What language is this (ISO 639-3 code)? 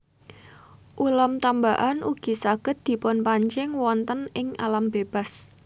jav